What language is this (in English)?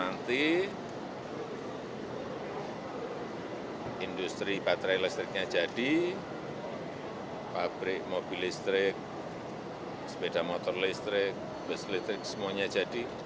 Indonesian